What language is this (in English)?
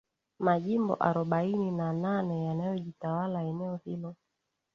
Swahili